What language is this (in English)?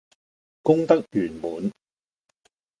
Cantonese